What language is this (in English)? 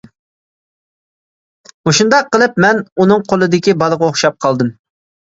Uyghur